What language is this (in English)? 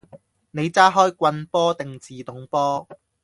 Cantonese